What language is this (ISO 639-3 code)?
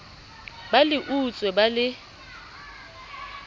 sot